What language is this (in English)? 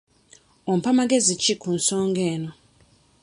Ganda